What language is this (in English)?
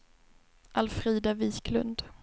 Swedish